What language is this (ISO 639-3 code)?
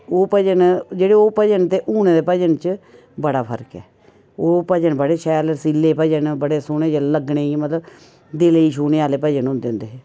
doi